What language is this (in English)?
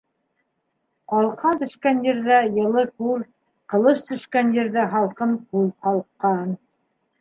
Bashkir